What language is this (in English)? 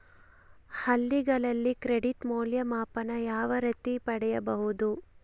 Kannada